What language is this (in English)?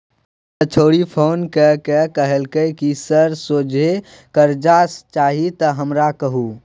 Maithili